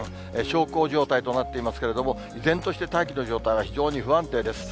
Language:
Japanese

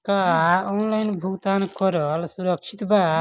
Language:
Bhojpuri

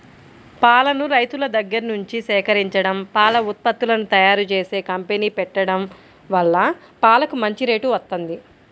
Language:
Telugu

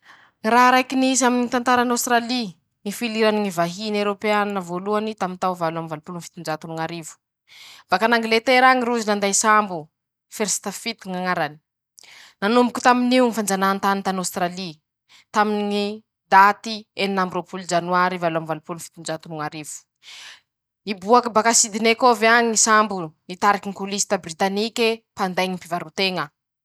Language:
Masikoro Malagasy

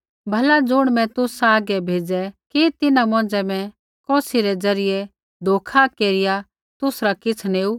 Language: Kullu Pahari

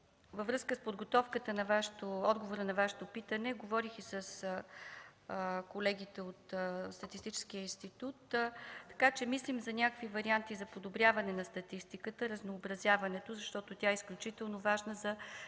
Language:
Bulgarian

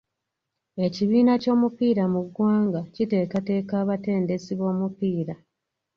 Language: Ganda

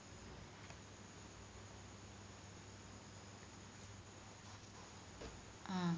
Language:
Malayalam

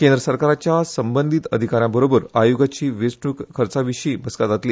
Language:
Konkani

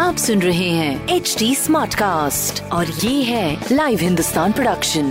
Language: Hindi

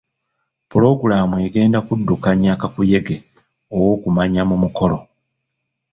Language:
Ganda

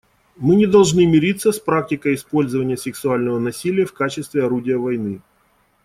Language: Russian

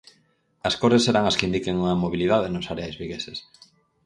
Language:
Galician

